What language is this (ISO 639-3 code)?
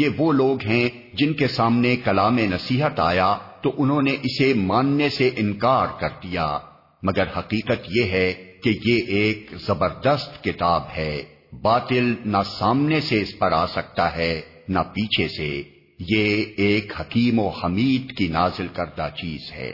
urd